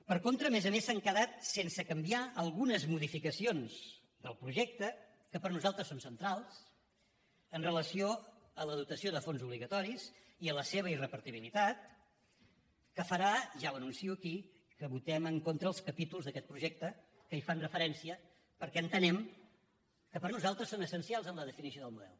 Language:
Catalan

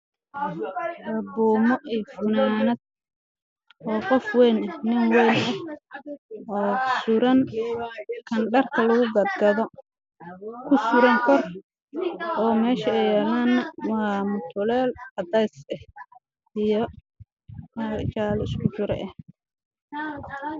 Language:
Somali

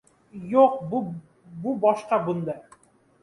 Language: Uzbek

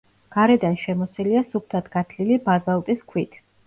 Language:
Georgian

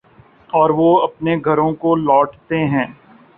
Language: Urdu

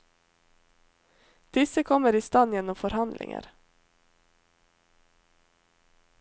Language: Norwegian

